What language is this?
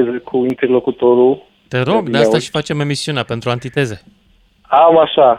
Romanian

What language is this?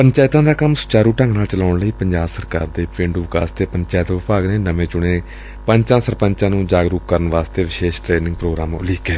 Punjabi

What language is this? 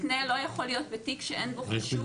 Hebrew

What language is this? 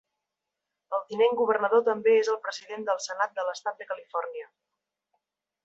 Catalan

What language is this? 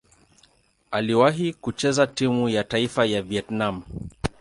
Swahili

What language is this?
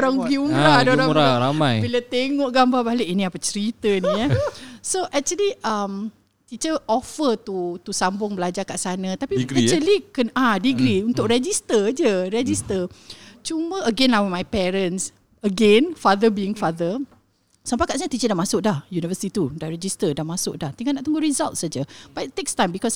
Malay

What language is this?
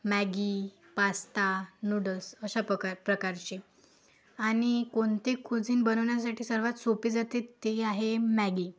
Marathi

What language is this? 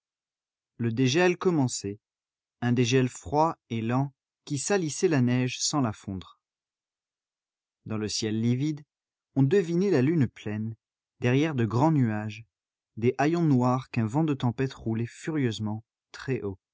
French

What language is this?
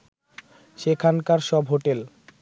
Bangla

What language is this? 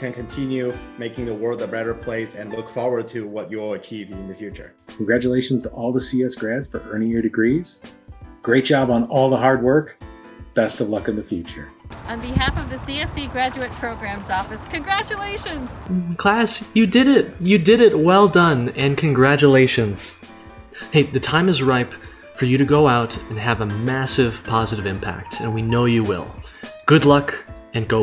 English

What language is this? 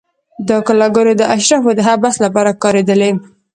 Pashto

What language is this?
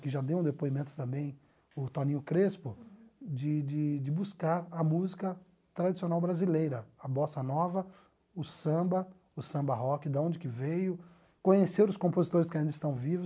Portuguese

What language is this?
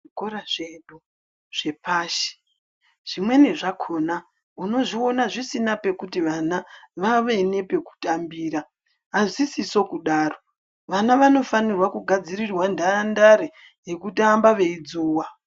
Ndau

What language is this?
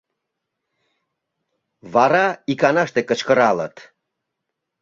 Mari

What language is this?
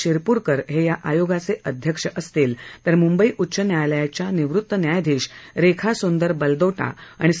Marathi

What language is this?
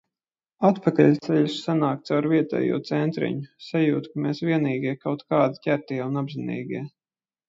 Latvian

